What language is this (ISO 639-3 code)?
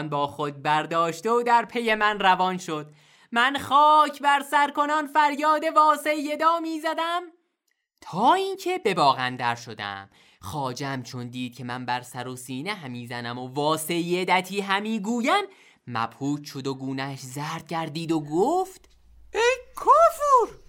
fas